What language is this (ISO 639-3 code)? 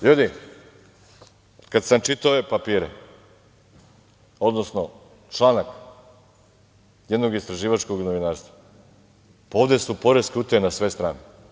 srp